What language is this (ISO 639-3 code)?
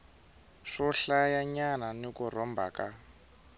tso